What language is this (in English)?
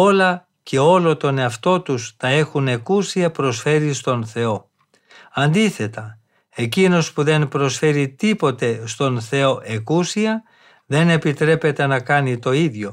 Greek